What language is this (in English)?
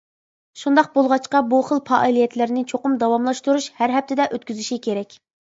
Uyghur